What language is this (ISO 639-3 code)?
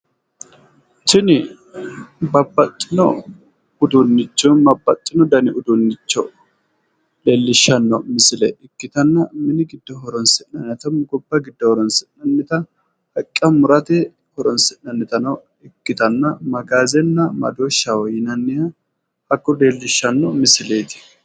sid